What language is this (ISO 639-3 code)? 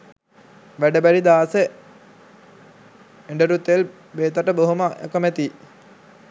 sin